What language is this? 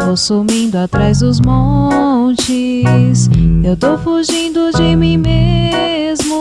Portuguese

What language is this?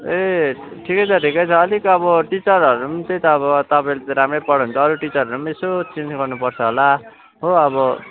Nepali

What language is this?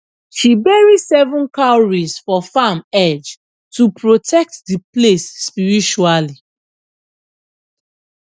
Nigerian Pidgin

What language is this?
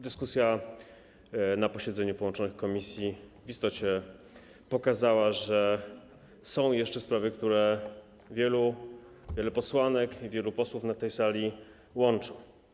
Polish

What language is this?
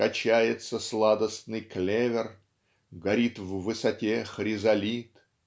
Russian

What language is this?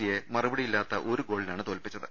Malayalam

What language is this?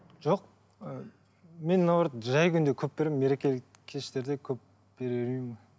Kazakh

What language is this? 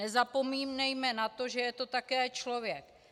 Czech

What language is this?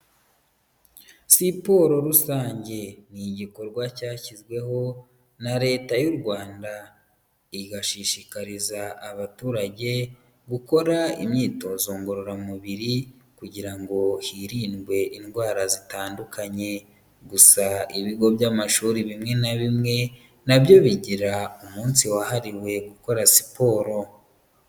Kinyarwanda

